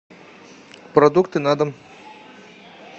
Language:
Russian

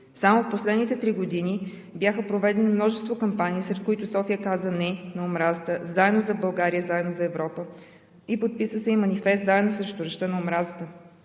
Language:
Bulgarian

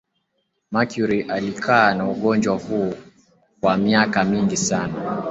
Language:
Swahili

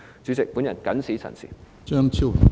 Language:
Cantonese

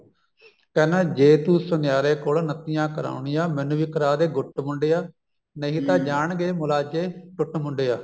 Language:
Punjabi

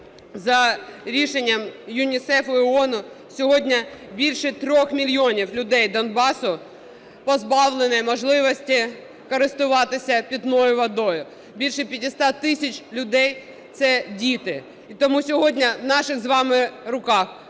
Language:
Ukrainian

